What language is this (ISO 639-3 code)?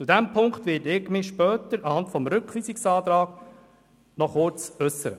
gsw